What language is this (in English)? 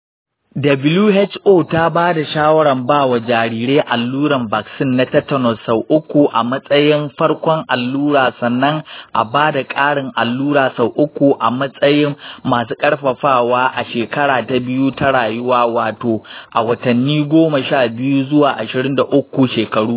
Hausa